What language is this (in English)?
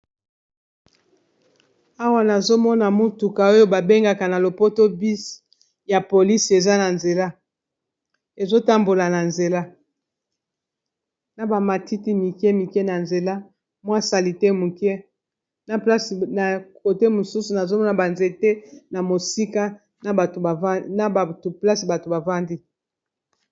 Lingala